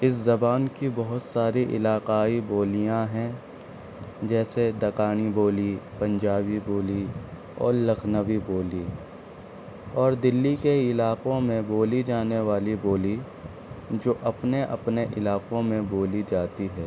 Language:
Urdu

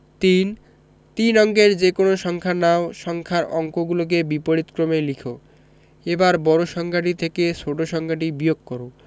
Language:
Bangla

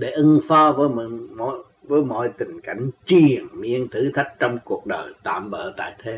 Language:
Vietnamese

